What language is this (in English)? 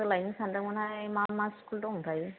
Bodo